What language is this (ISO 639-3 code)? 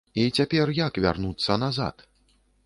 bel